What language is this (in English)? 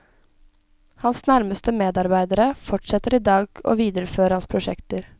Norwegian